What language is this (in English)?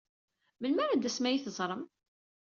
Kabyle